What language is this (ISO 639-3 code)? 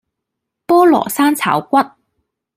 yue